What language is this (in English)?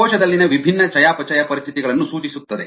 Kannada